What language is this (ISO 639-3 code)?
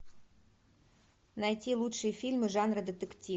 rus